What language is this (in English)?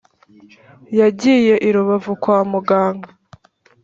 Kinyarwanda